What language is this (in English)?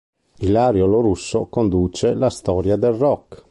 Italian